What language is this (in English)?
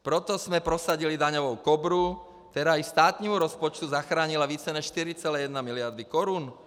Czech